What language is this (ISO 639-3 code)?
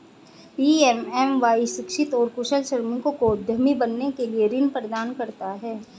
hin